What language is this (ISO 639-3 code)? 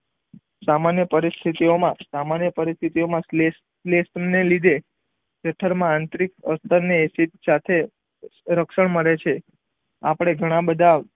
guj